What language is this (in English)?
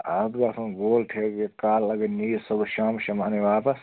Kashmiri